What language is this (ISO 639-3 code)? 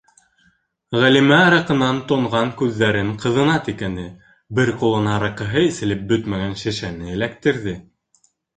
bak